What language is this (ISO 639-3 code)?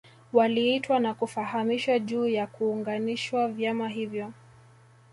swa